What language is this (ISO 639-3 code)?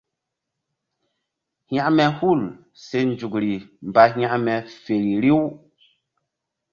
mdd